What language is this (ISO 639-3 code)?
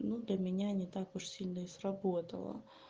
rus